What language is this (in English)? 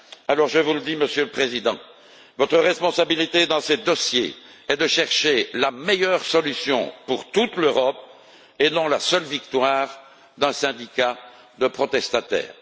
French